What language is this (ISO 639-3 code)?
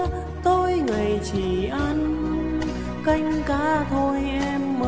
vie